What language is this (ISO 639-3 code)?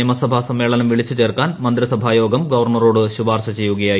mal